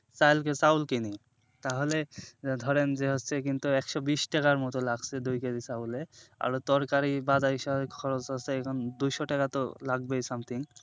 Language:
Bangla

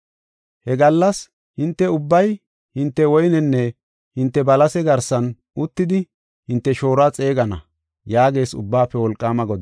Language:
Gofa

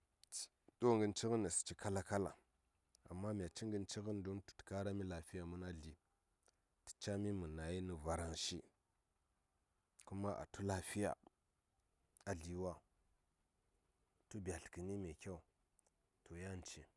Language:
Saya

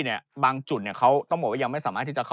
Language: Thai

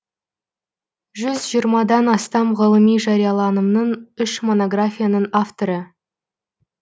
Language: Kazakh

